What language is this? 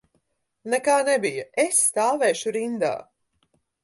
Latvian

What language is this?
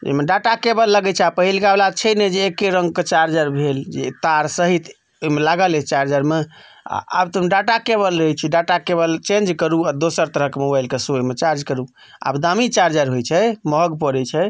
Maithili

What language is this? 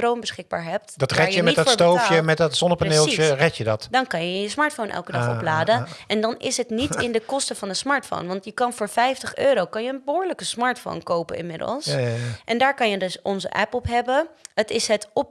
Dutch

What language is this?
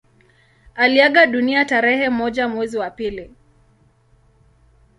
Swahili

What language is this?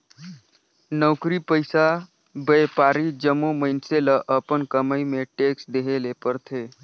Chhattisgarhi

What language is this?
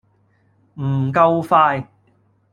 Cantonese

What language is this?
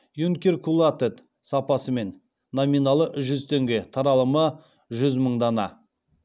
Kazakh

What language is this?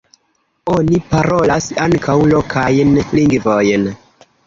Esperanto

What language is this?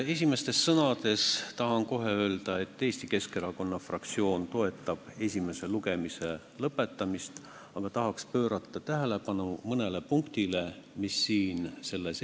Estonian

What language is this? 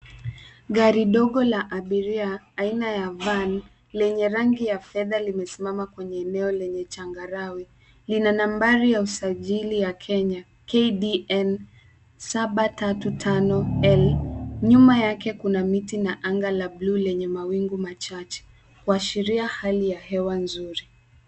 Swahili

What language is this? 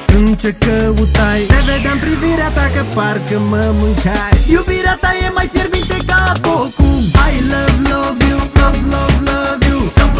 Romanian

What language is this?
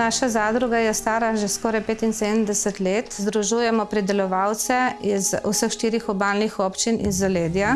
Slovenian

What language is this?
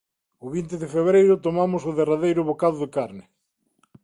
Galician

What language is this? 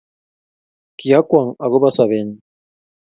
Kalenjin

